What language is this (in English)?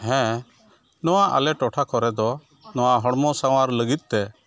Santali